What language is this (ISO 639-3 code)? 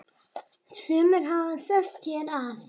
isl